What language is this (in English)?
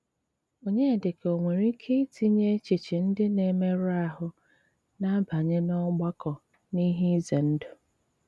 Igbo